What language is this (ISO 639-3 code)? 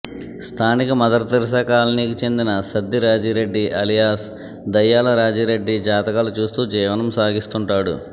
tel